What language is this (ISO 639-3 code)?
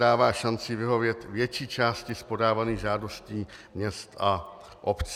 ces